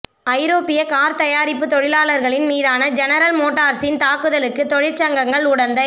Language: Tamil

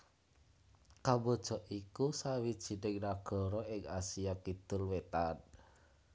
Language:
Javanese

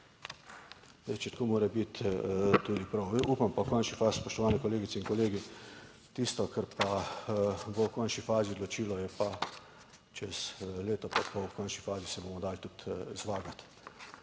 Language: Slovenian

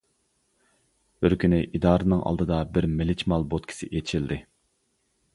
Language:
Uyghur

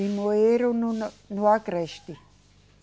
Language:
Portuguese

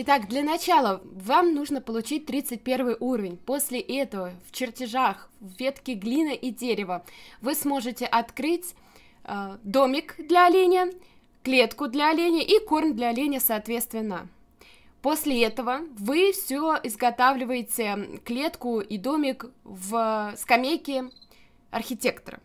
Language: Russian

